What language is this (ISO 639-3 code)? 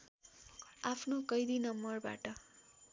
nep